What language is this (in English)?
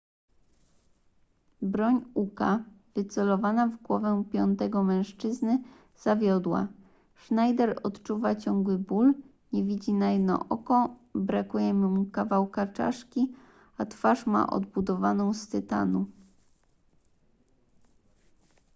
Polish